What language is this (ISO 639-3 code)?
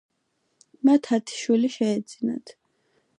kat